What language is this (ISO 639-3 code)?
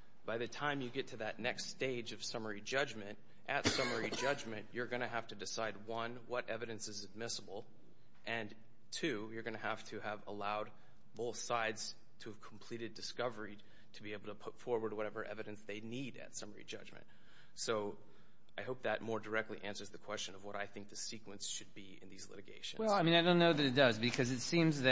eng